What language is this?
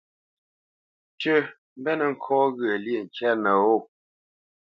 Bamenyam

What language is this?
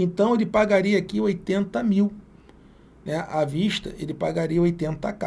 Portuguese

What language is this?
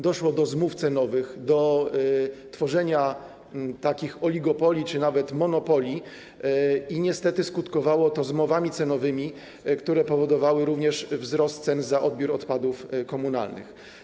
Polish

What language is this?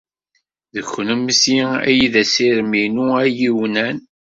Kabyle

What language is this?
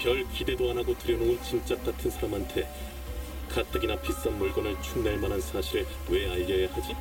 Korean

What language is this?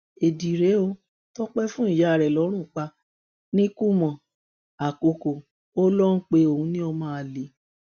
Yoruba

